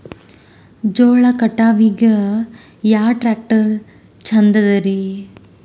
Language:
Kannada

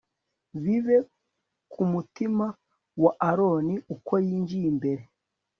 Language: Kinyarwanda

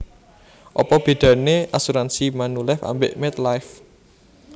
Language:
Javanese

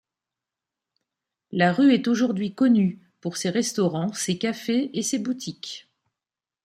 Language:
French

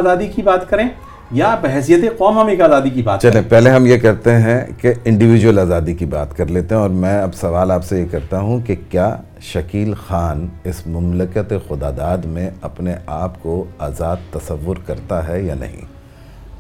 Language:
Urdu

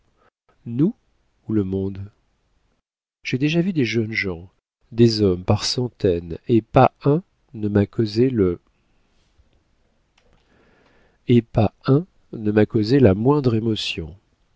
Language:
French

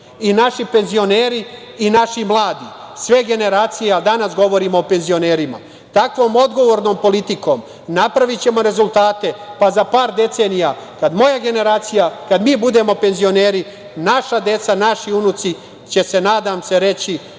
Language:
Serbian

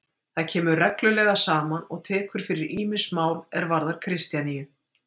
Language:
Icelandic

